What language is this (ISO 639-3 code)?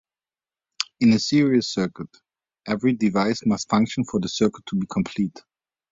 eng